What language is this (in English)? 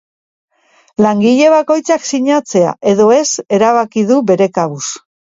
Basque